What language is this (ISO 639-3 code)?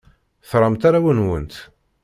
kab